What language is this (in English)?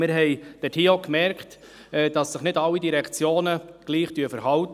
Swiss German